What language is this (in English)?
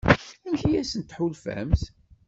Kabyle